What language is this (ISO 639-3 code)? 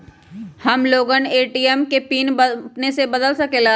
mag